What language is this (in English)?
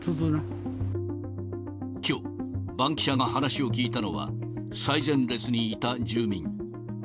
Japanese